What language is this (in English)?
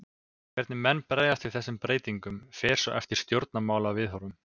Icelandic